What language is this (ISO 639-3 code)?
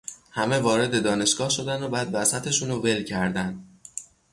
fas